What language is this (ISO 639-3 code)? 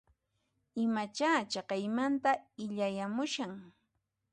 qxp